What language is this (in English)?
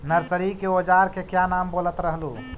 Magahi